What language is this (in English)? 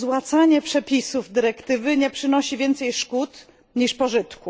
Polish